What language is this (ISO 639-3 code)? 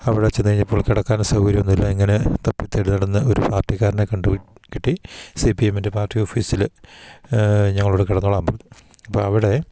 mal